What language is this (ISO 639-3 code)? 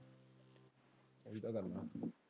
pan